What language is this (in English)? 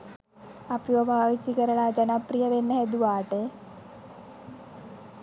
Sinhala